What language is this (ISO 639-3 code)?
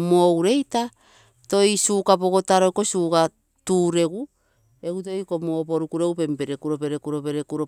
buo